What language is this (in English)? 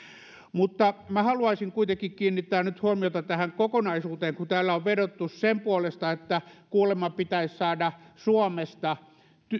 Finnish